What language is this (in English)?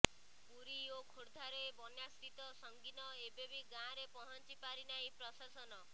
Odia